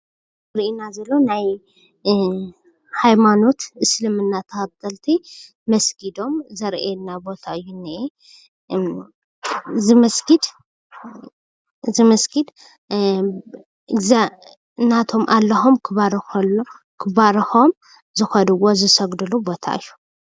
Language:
Tigrinya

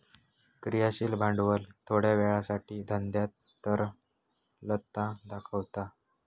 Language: Marathi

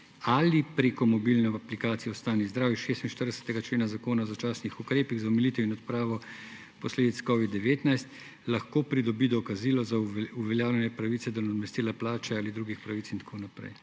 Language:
Slovenian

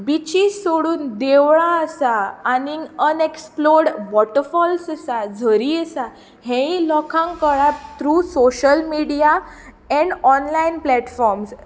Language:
Konkani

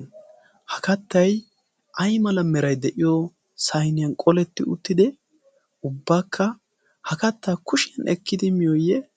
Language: Wolaytta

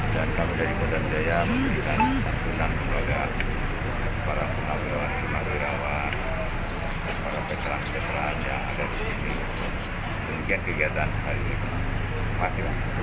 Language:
Indonesian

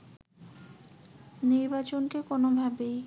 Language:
Bangla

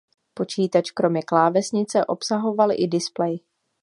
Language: Czech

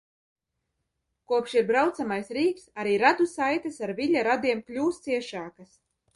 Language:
Latvian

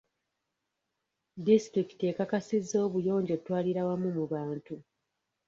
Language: Ganda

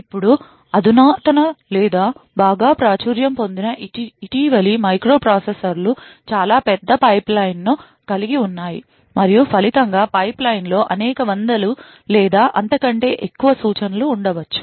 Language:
Telugu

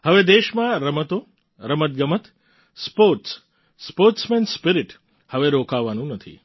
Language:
Gujarati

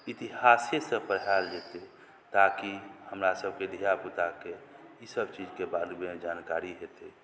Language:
Maithili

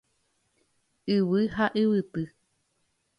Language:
Guarani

